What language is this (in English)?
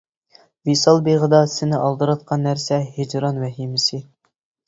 Uyghur